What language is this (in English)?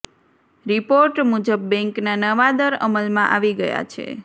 Gujarati